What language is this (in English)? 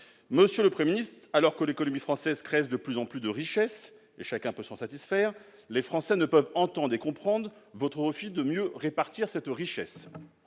French